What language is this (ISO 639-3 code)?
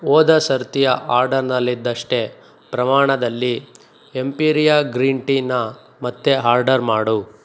kan